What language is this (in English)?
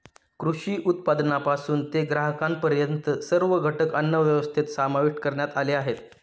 Marathi